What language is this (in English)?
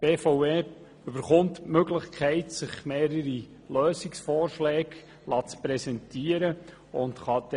Swiss German